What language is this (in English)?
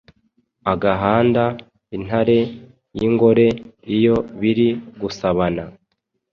Kinyarwanda